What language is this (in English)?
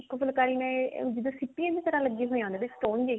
Punjabi